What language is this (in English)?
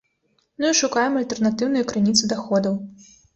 Belarusian